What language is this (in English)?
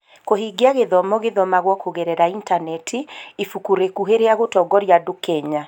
Kikuyu